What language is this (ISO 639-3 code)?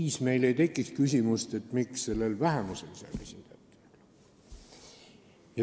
est